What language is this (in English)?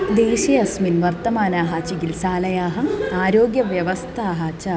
Sanskrit